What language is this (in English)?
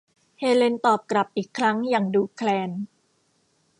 Thai